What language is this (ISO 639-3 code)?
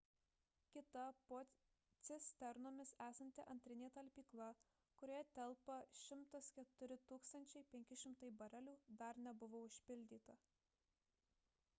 lit